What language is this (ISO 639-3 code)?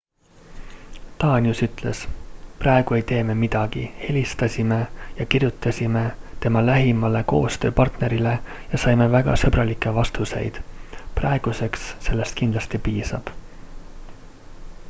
est